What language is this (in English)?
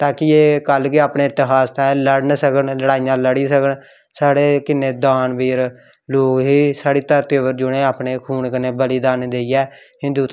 Dogri